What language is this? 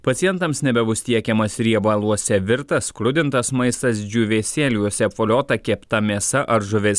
Lithuanian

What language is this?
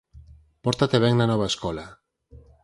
Galician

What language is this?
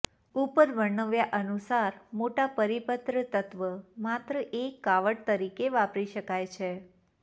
Gujarati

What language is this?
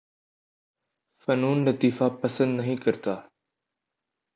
Urdu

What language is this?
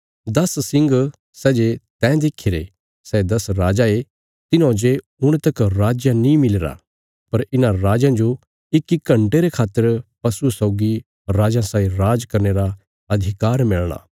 Bilaspuri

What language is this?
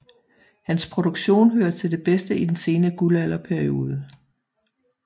Danish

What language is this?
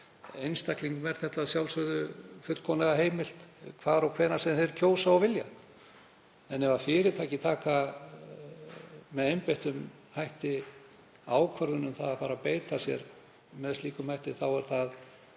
Icelandic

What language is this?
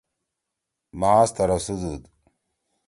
Torwali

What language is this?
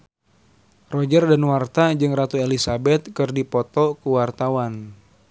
Sundanese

